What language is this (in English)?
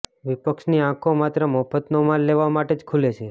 Gujarati